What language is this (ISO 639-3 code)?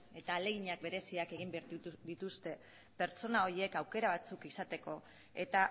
eus